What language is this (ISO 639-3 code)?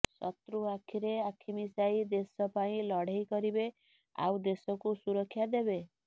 ori